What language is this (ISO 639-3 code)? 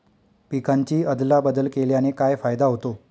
mar